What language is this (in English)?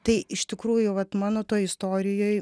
Lithuanian